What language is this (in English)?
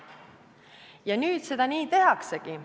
Estonian